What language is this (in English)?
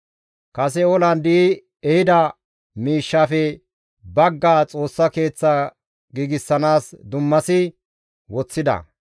Gamo